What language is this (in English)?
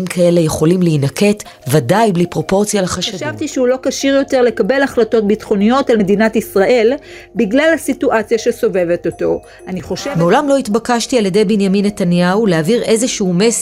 Hebrew